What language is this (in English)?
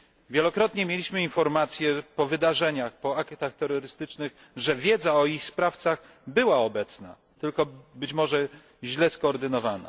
Polish